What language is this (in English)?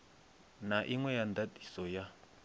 Venda